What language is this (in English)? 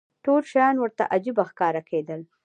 Pashto